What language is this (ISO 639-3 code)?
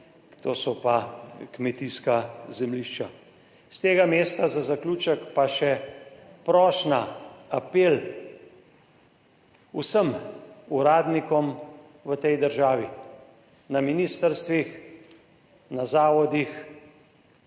slv